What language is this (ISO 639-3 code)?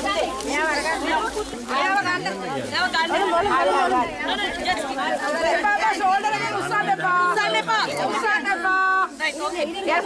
tha